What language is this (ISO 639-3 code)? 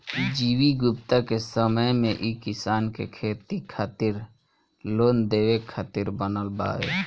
bho